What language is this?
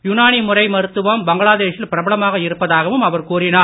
Tamil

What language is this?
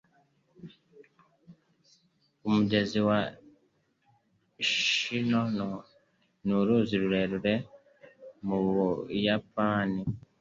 Kinyarwanda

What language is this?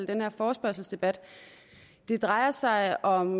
Danish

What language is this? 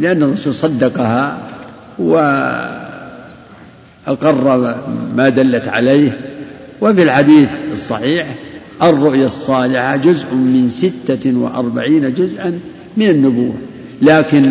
Arabic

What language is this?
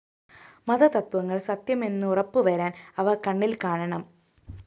Malayalam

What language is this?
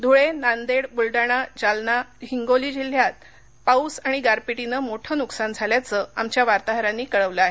Marathi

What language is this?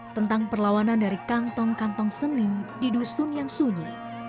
Indonesian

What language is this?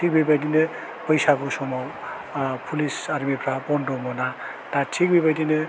Bodo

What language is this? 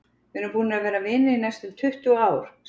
Icelandic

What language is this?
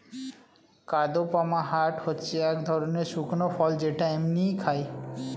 Bangla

